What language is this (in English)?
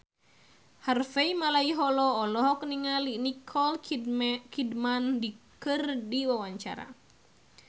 Sundanese